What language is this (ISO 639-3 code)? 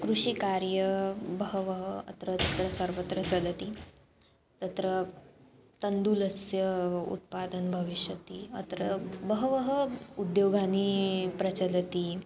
san